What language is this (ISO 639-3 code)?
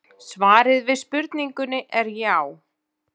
isl